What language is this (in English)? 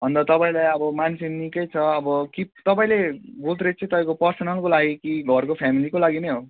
Nepali